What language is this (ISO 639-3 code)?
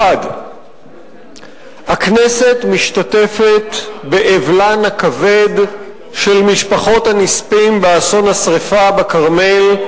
heb